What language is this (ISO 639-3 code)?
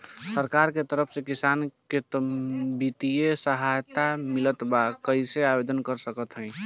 bho